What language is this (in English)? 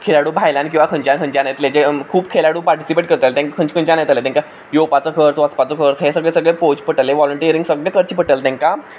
Konkani